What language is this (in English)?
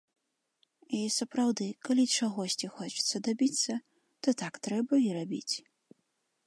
Belarusian